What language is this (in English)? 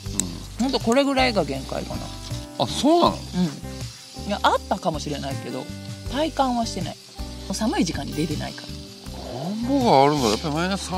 Japanese